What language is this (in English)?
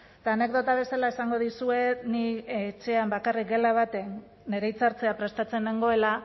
Basque